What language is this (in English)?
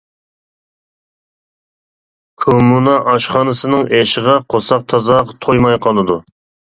Uyghur